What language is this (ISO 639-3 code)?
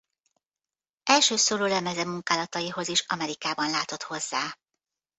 hun